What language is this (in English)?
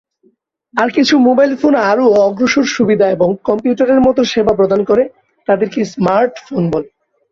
Bangla